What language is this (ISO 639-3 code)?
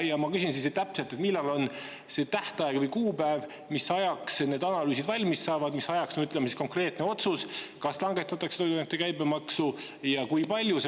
est